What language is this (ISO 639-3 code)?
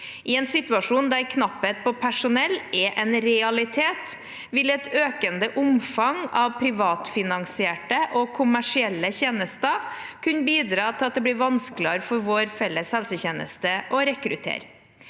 nor